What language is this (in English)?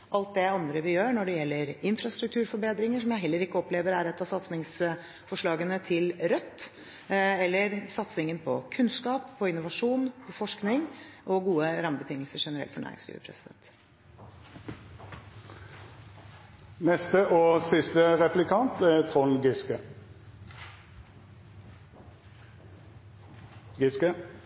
Norwegian